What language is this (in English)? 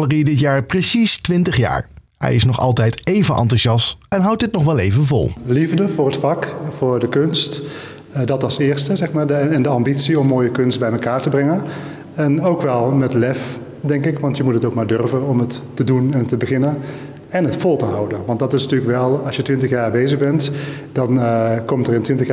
Dutch